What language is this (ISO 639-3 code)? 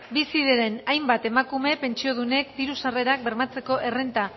eus